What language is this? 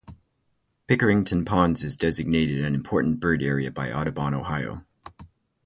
English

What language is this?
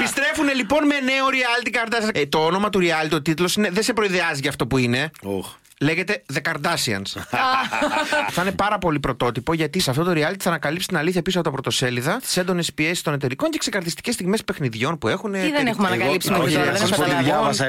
Greek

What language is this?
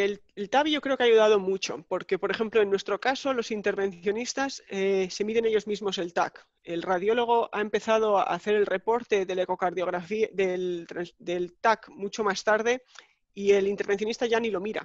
Spanish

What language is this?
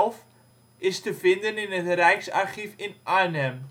Dutch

